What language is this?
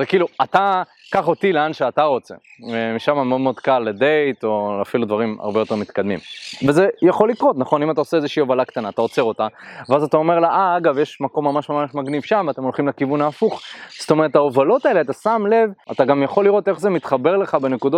Hebrew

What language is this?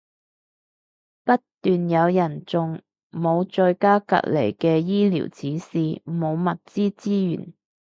Cantonese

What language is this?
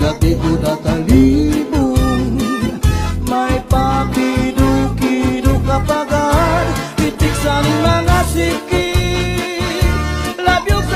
Indonesian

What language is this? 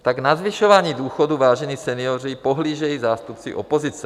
Czech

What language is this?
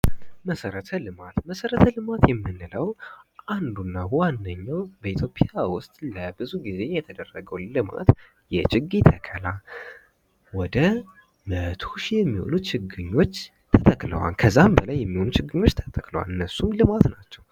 Amharic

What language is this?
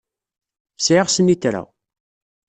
Kabyle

